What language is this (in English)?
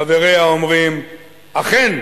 Hebrew